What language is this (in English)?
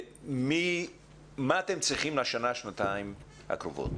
Hebrew